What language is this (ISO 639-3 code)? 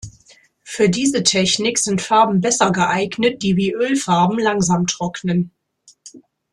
deu